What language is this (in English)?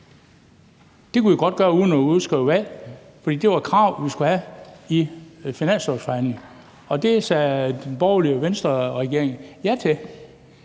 Danish